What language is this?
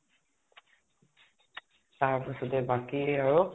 Assamese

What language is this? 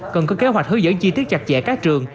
Vietnamese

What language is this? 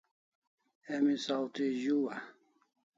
Kalasha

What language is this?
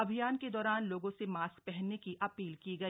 Hindi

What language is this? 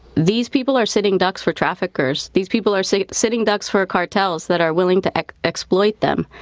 English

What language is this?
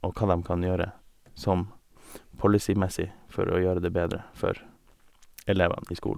Norwegian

